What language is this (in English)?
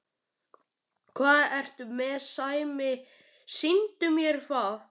Icelandic